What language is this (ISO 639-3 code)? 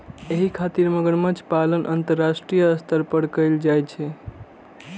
mai